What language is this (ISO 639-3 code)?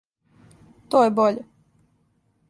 srp